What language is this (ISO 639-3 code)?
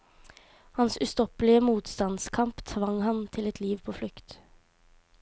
nor